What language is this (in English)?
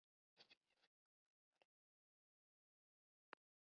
Western Frisian